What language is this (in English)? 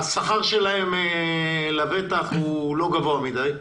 Hebrew